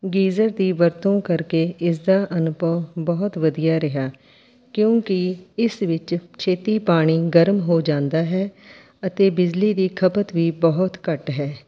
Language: Punjabi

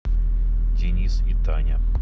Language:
Russian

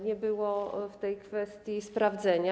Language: Polish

